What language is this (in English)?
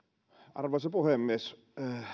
Finnish